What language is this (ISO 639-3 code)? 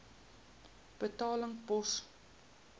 afr